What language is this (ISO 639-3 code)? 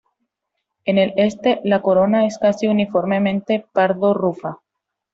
spa